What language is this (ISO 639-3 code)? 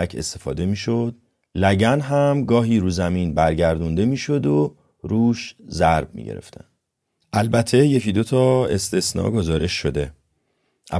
fas